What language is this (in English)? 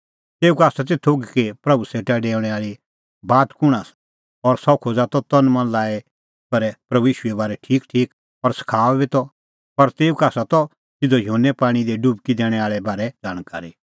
Kullu Pahari